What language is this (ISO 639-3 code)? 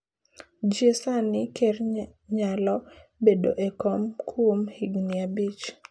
luo